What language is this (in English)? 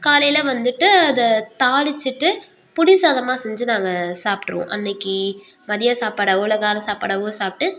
Tamil